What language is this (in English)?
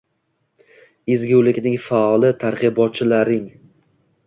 Uzbek